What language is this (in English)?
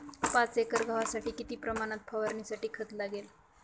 Marathi